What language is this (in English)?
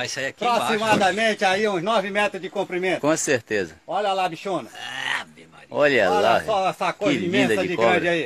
Portuguese